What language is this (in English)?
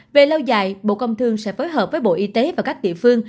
Vietnamese